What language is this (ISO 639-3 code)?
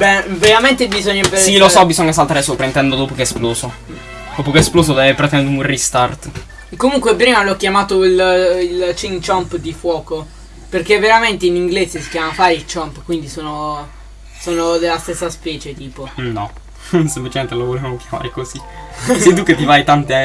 ita